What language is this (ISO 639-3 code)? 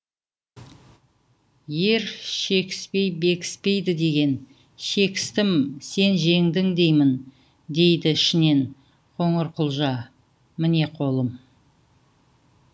kaz